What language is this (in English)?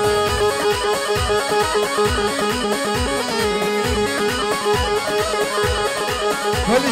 Arabic